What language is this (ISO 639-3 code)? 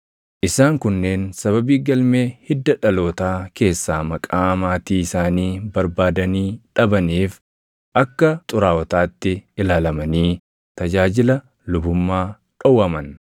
orm